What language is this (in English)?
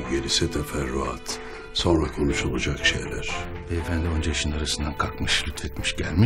Turkish